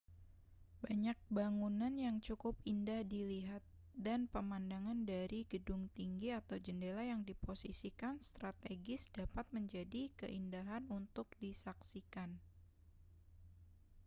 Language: Indonesian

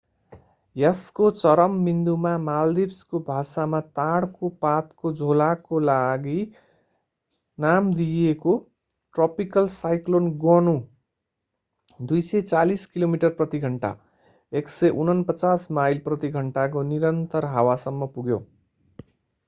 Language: Nepali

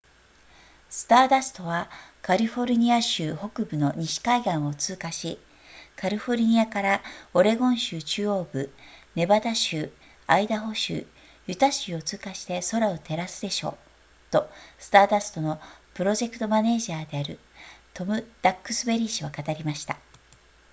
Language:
Japanese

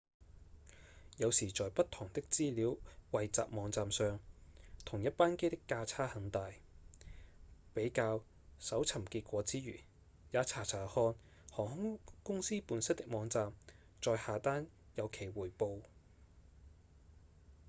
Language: Cantonese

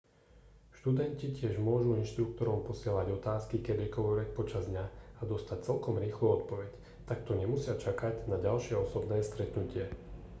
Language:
Slovak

